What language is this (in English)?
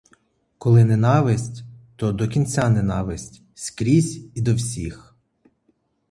Ukrainian